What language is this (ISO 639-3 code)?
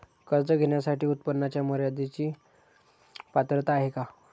mar